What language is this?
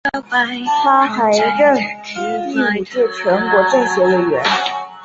Chinese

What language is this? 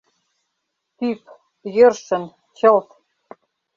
Mari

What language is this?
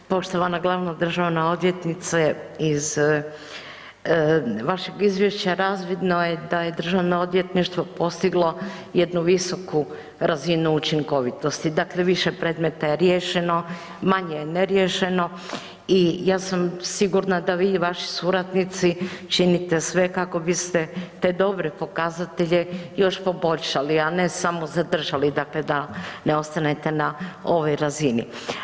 Croatian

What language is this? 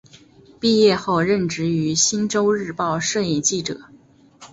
Chinese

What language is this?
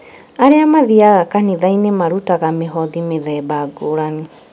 Kikuyu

